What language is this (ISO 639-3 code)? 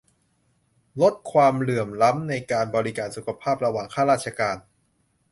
tha